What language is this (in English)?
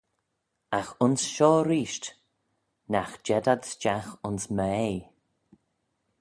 Manx